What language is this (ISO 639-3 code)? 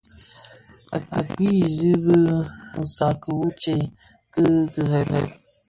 ksf